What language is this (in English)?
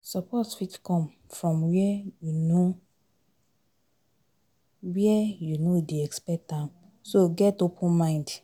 Nigerian Pidgin